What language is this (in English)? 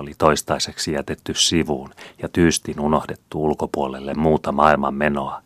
Finnish